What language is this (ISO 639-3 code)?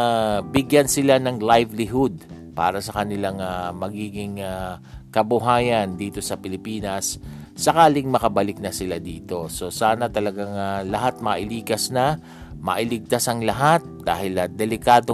fil